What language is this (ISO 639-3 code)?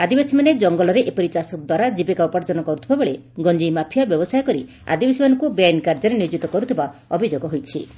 ori